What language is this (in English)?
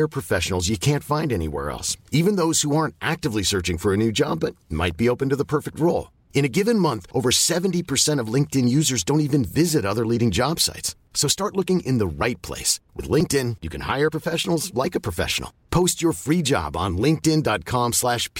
Filipino